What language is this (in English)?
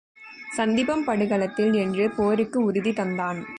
Tamil